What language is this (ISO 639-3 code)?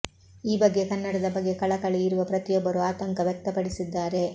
kan